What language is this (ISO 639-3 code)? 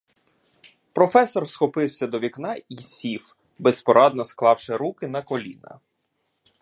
ukr